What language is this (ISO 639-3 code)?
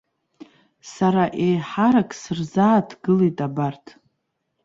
abk